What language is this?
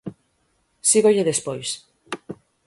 Galician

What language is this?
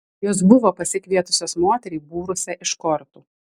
Lithuanian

